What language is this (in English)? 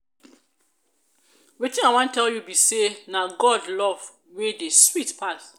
Nigerian Pidgin